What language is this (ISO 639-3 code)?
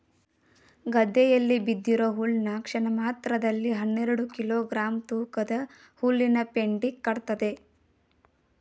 kan